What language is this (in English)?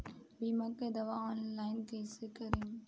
Bhojpuri